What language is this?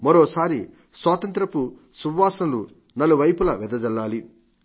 Telugu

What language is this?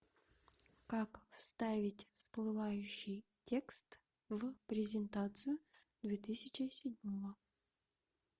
Russian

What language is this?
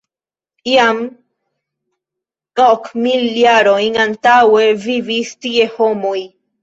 Esperanto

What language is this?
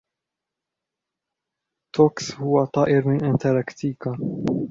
Arabic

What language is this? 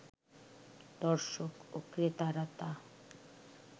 Bangla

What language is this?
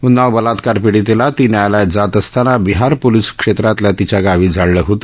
Marathi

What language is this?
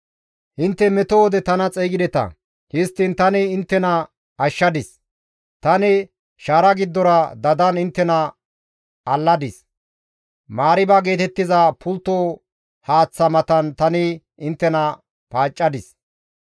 Gamo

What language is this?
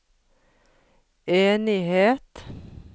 Norwegian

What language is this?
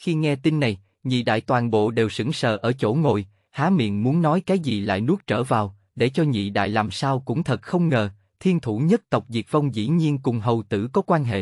Vietnamese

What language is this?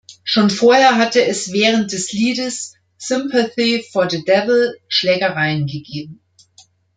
German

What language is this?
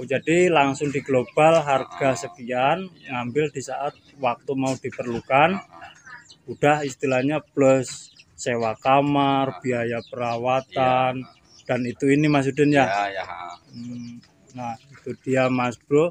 Indonesian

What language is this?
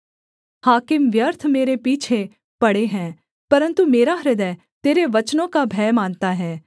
Hindi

